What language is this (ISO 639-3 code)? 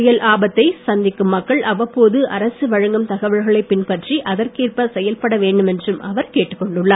tam